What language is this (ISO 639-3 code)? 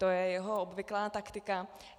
ces